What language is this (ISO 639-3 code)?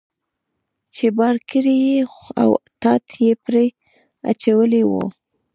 pus